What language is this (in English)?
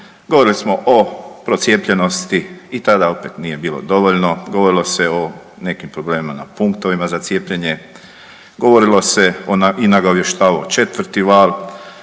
Croatian